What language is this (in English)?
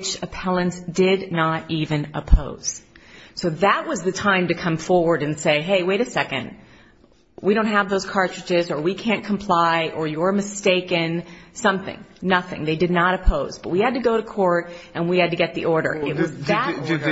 English